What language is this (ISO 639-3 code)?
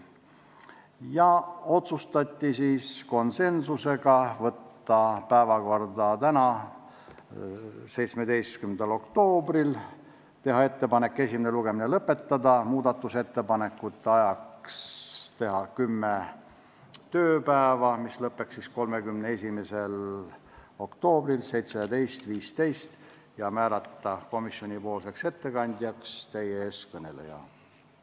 est